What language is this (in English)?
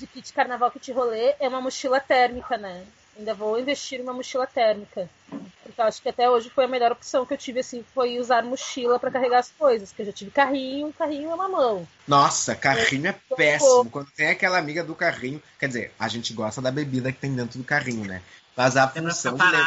Portuguese